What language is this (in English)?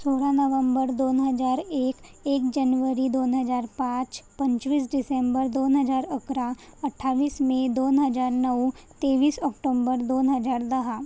Marathi